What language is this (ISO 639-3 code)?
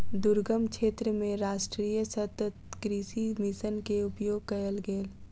mai